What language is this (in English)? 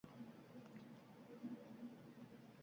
Uzbek